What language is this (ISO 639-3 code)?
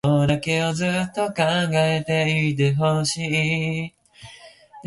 jpn